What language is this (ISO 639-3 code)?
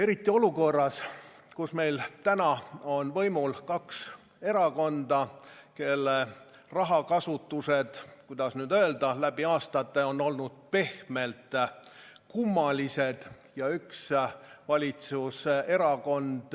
est